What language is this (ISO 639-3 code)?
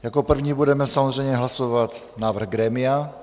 ces